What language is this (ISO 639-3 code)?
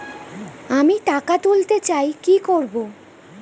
ben